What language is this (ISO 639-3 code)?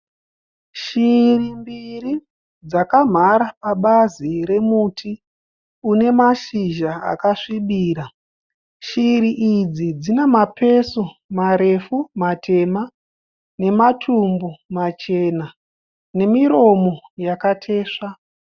sna